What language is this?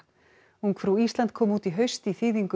Icelandic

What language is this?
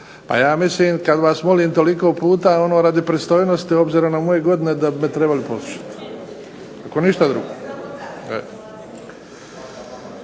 Croatian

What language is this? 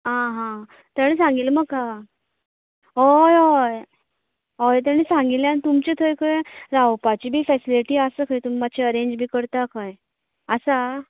Konkani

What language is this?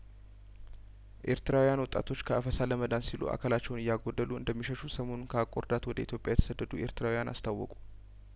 Amharic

